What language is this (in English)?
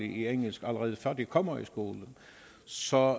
Danish